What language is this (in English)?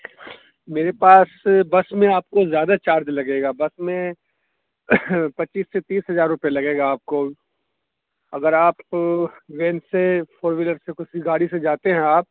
Urdu